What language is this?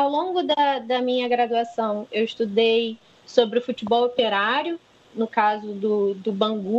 Portuguese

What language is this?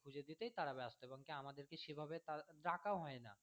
Bangla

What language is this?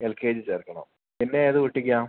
Malayalam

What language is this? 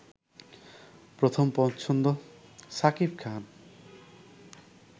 Bangla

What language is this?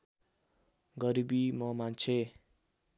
Nepali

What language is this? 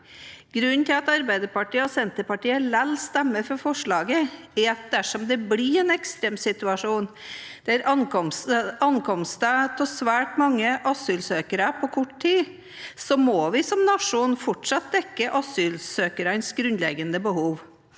Norwegian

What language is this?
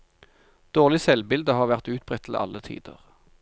Norwegian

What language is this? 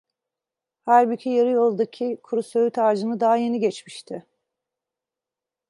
Turkish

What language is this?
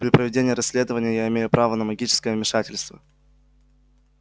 Russian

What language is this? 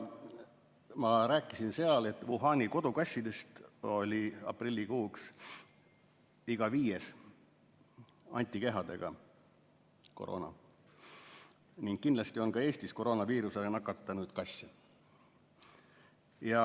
Estonian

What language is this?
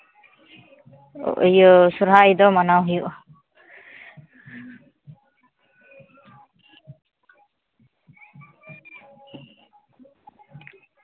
Santali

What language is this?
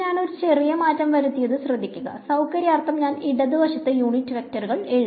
Malayalam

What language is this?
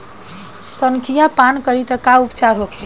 Bhojpuri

